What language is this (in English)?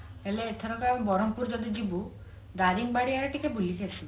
Odia